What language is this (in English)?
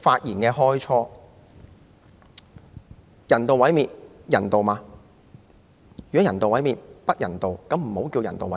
Cantonese